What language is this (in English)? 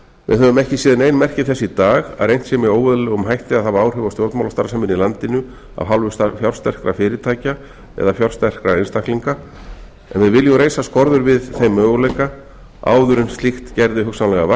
Icelandic